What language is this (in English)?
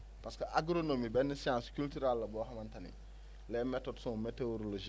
Wolof